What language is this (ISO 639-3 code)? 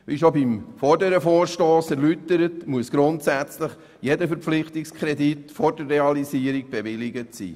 gsw